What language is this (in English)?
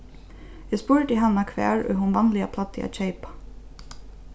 Faroese